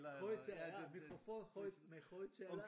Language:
Danish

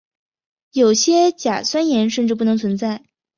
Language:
Chinese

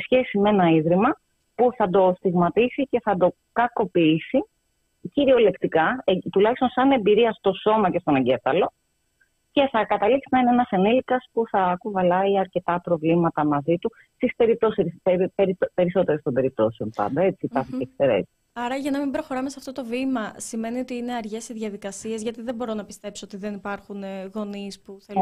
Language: Greek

